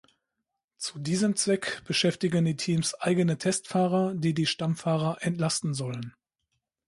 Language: German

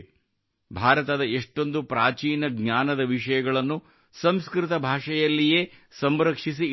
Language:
Kannada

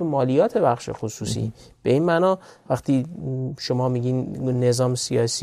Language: Persian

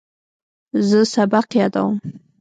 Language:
Pashto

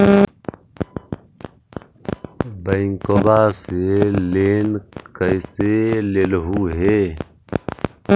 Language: Magahi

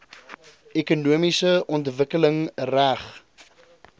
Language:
Afrikaans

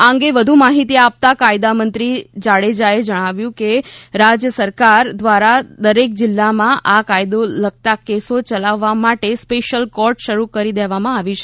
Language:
Gujarati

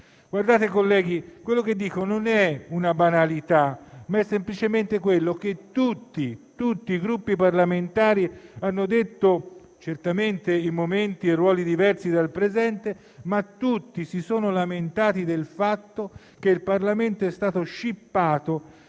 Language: Italian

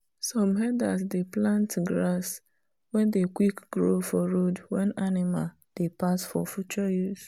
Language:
Nigerian Pidgin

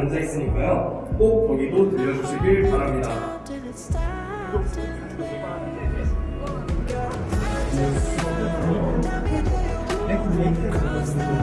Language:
Korean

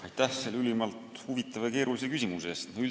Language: Estonian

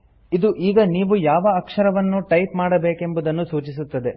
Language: Kannada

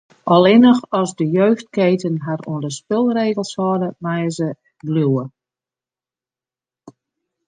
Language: Western Frisian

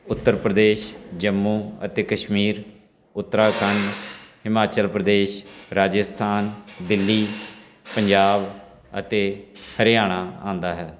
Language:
Punjabi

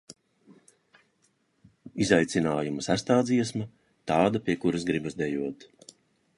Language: Latvian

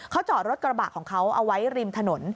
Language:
Thai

